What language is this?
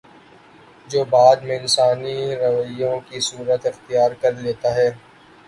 Urdu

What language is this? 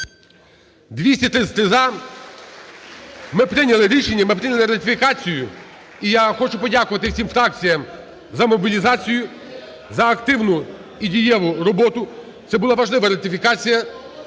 Ukrainian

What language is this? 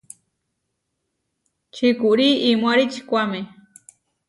Huarijio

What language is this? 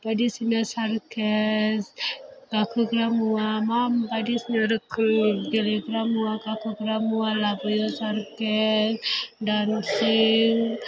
Bodo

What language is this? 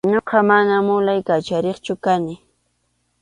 Arequipa-La Unión Quechua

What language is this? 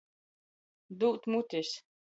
Latgalian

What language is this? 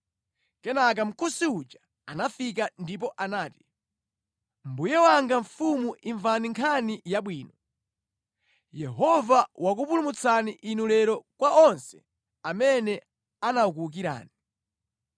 Nyanja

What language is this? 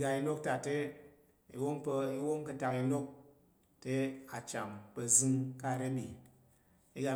Tarok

